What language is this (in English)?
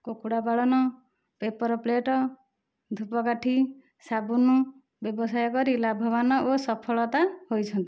Odia